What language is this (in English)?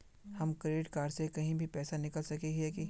Magahi